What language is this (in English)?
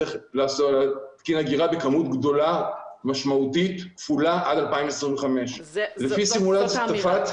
Hebrew